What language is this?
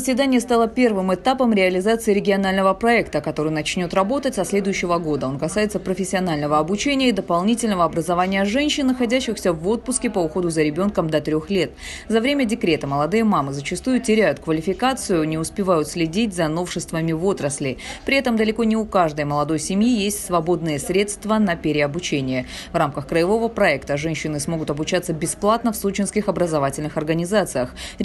Russian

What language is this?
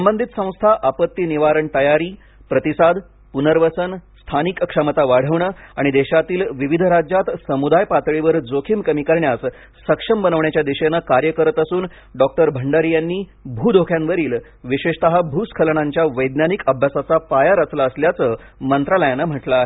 Marathi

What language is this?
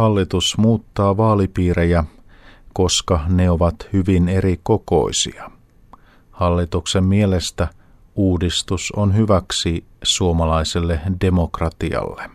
Finnish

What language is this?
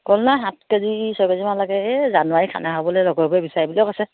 Assamese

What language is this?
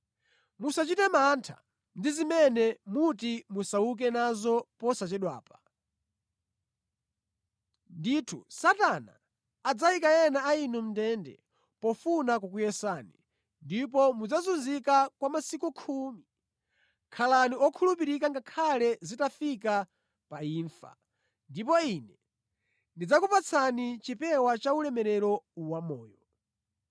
Nyanja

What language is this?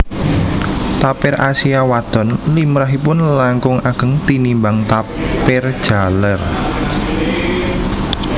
Javanese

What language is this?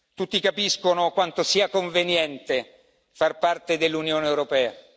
Italian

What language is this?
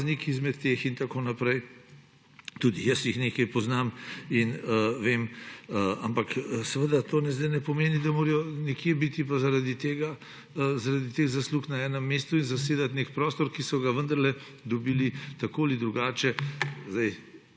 Slovenian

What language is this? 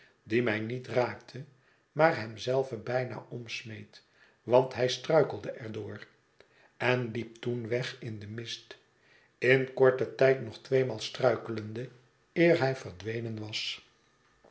Dutch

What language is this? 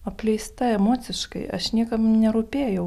Lithuanian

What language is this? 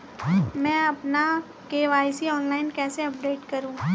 Hindi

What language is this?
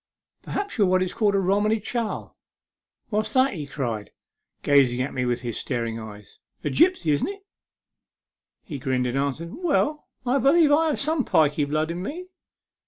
English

